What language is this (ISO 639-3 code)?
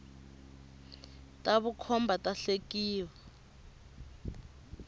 tso